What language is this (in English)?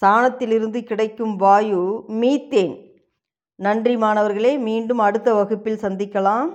Tamil